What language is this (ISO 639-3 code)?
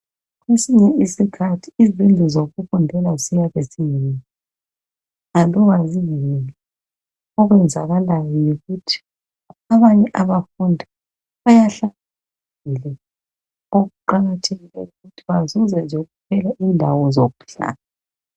nde